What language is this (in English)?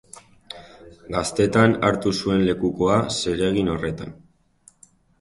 Basque